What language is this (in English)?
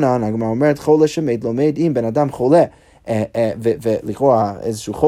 Hebrew